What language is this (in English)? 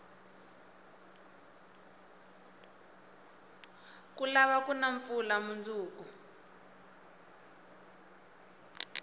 Tsonga